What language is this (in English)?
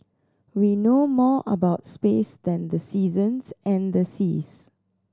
English